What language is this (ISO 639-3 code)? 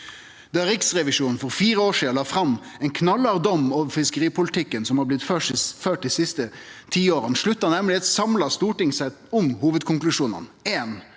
nor